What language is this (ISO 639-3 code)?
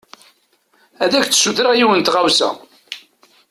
kab